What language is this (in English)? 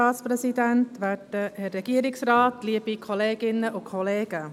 Swiss German